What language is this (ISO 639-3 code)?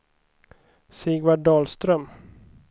swe